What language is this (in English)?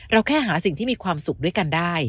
Thai